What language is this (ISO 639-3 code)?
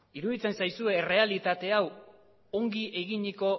eus